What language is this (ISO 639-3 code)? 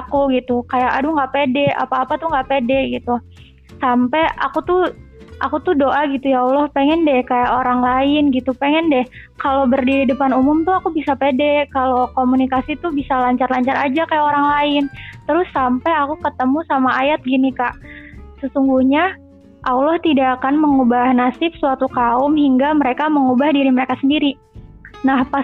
ind